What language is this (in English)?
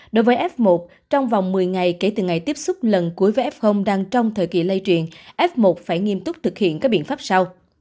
Vietnamese